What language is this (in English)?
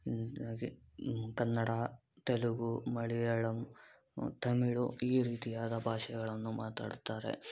Kannada